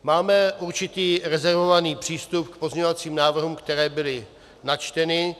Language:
Czech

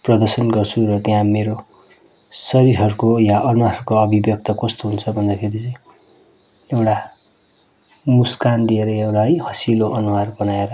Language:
Nepali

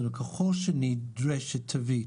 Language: Hebrew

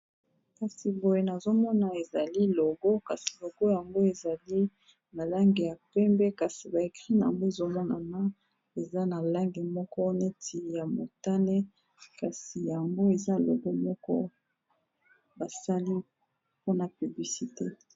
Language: Lingala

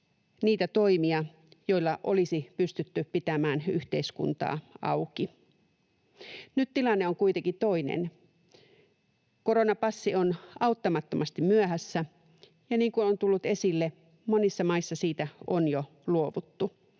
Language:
Finnish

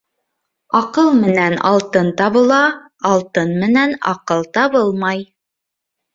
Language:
Bashkir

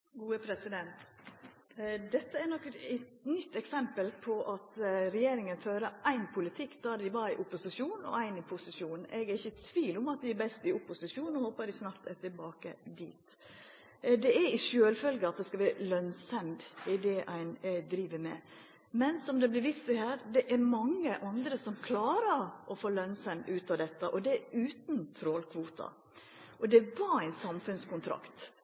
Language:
Norwegian Nynorsk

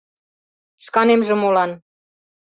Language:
Mari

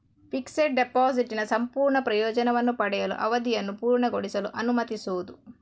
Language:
Kannada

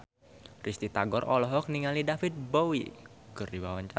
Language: Sundanese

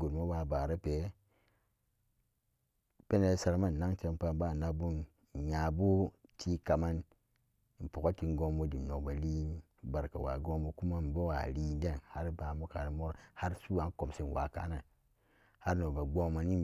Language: Samba Daka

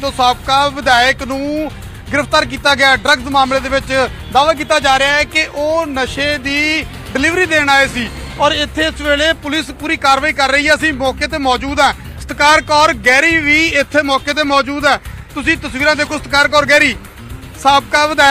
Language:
Hindi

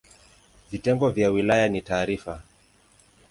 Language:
Swahili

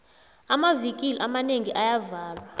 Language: South Ndebele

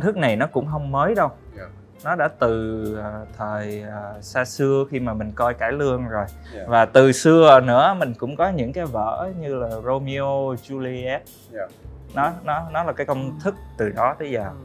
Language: Vietnamese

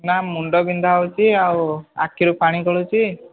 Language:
Odia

